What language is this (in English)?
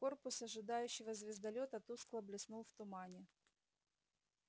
Russian